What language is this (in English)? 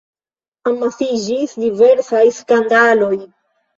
Esperanto